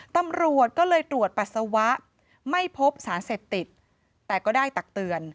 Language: Thai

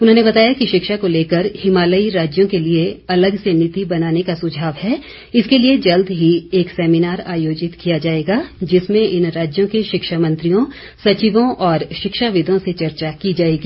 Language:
Hindi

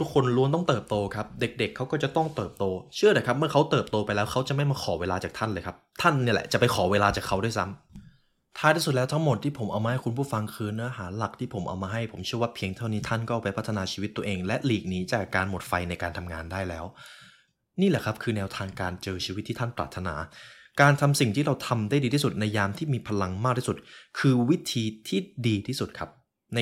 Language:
Thai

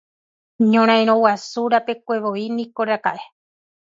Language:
Guarani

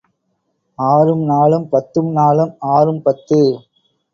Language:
Tamil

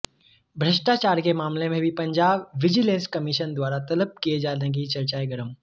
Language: Hindi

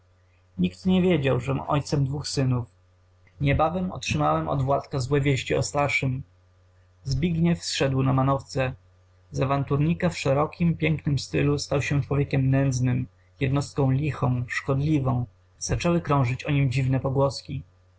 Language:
Polish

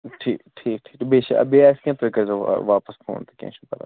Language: Kashmiri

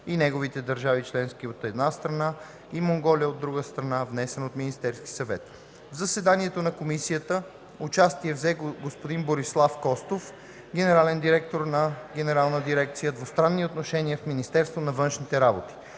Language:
Bulgarian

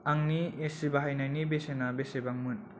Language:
Bodo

